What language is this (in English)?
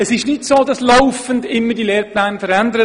Swiss German